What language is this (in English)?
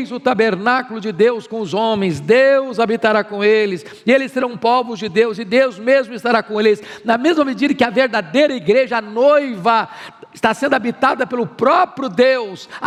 Portuguese